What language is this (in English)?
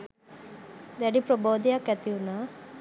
Sinhala